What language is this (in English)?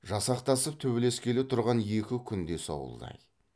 Kazakh